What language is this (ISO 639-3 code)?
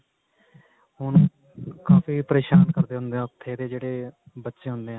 pan